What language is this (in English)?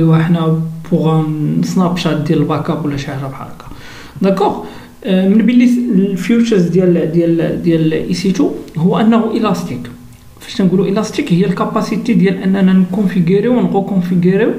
Arabic